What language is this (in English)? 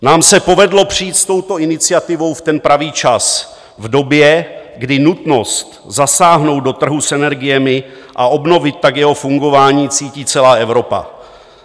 Czech